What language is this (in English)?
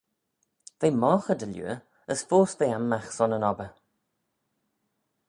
Manx